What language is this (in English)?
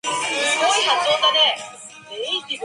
Chinese